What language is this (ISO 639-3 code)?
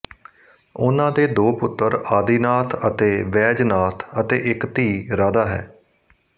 pan